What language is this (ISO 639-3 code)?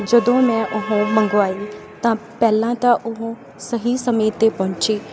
pan